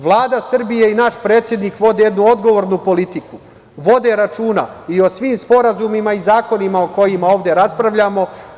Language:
Serbian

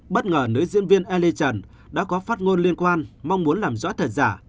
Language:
Vietnamese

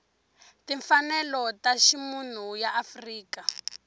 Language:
Tsonga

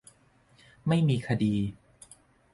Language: Thai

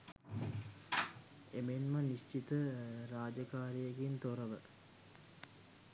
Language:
Sinhala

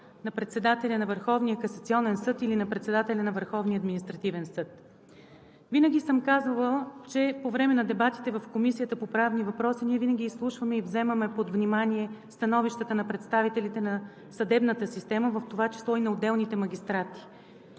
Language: Bulgarian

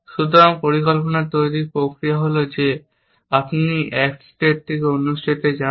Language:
Bangla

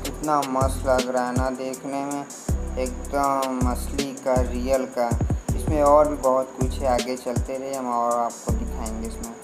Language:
Hindi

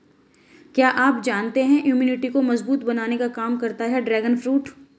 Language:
Hindi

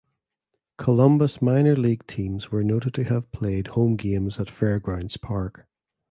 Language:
English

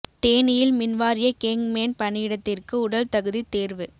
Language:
Tamil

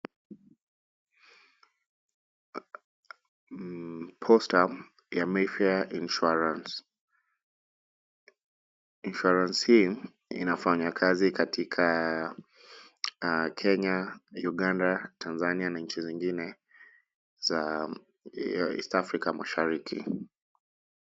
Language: Swahili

